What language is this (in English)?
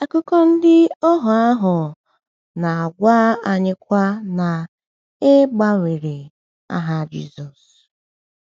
Igbo